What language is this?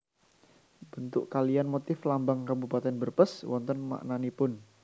Javanese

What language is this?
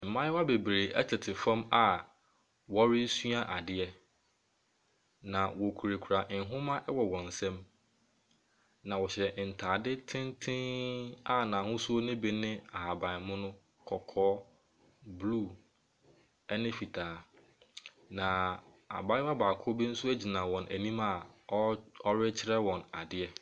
Akan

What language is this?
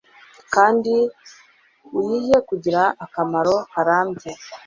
Kinyarwanda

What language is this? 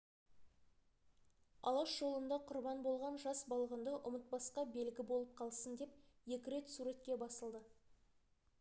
Kazakh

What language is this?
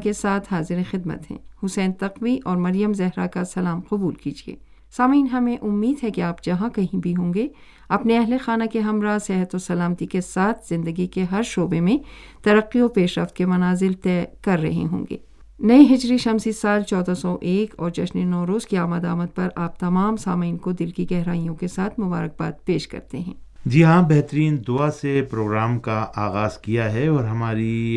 Urdu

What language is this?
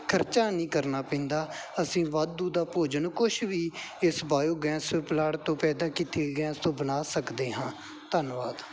Punjabi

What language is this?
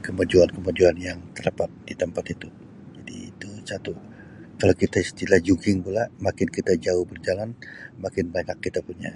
Sabah Malay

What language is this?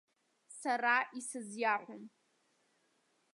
Abkhazian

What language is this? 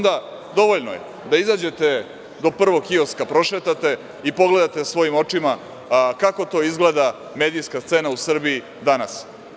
Serbian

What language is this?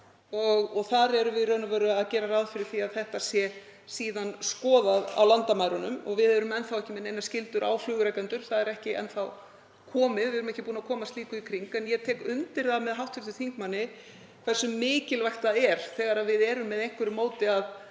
Icelandic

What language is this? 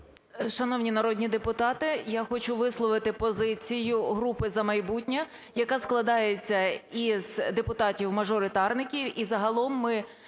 Ukrainian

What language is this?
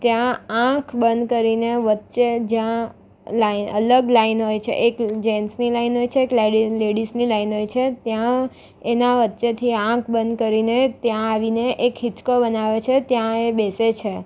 Gujarati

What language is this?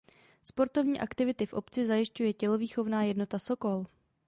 Czech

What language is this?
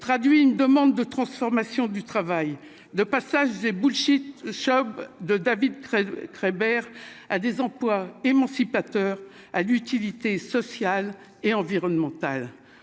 French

